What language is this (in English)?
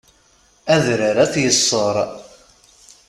Kabyle